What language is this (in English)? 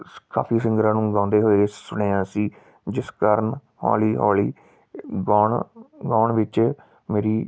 Punjabi